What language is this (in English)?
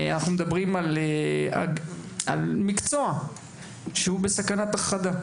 Hebrew